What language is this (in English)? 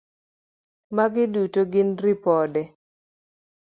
Luo (Kenya and Tanzania)